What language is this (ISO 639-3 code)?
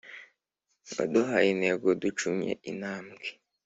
kin